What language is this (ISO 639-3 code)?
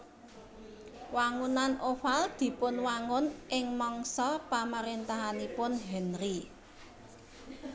jav